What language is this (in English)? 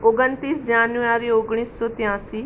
Gujarati